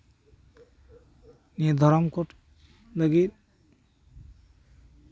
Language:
Santali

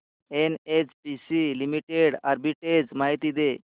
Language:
Marathi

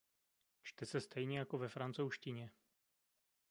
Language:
Czech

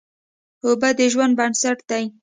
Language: Pashto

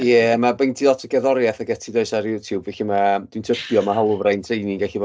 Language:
Welsh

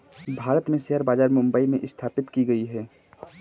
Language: Hindi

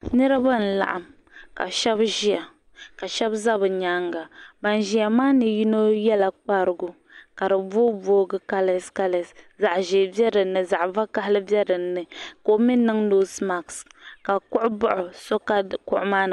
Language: Dagbani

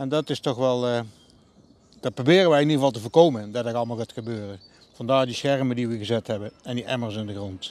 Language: Dutch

